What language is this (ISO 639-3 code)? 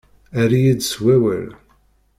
kab